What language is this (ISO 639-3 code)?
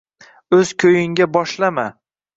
uzb